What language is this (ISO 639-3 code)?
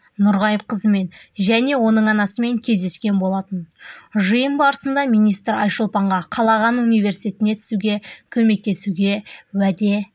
kaz